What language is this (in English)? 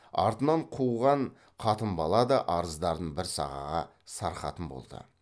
Kazakh